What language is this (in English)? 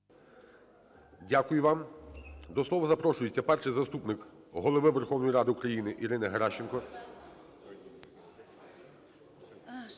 Ukrainian